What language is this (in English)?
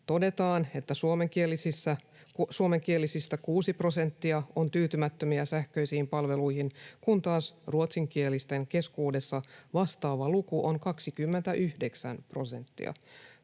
Finnish